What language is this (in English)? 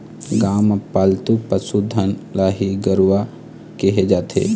Chhattisgarhi